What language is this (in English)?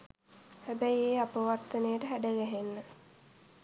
Sinhala